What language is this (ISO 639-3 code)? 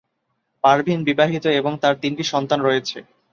ben